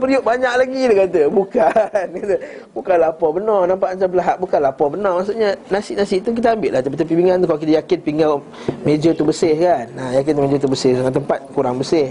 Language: Malay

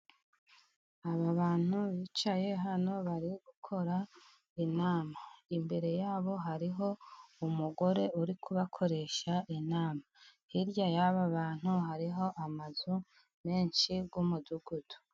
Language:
Kinyarwanda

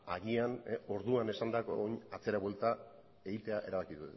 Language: Basque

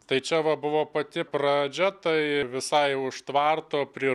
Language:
Lithuanian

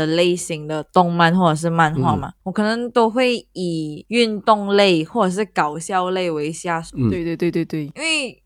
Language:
Chinese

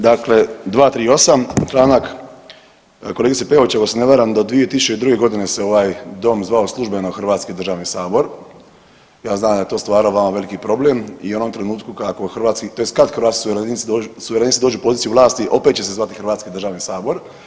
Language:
Croatian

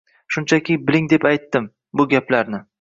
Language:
Uzbek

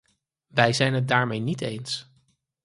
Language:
Dutch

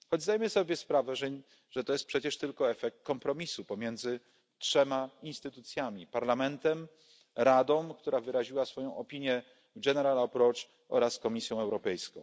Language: Polish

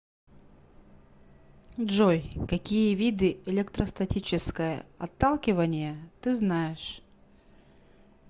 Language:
Russian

